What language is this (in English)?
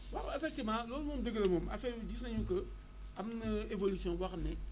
Wolof